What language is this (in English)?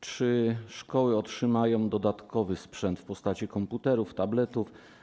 Polish